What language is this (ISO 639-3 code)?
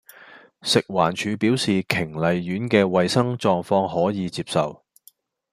yue